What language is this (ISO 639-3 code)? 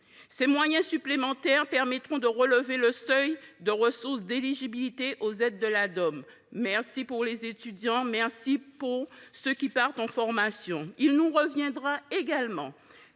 fra